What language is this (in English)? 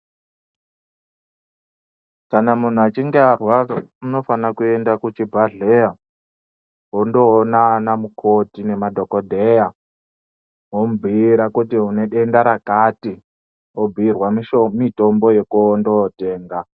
Ndau